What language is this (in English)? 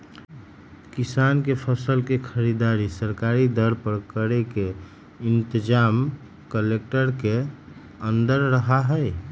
Magahi